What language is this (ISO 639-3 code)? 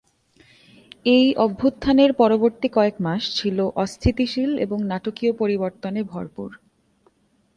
ben